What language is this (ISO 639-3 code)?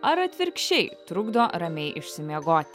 lit